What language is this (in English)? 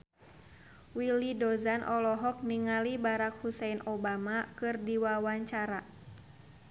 Sundanese